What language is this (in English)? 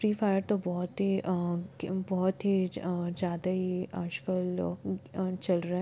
Hindi